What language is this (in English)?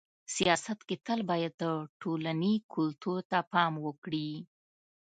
Pashto